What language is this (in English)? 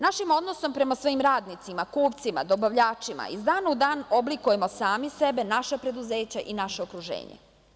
Serbian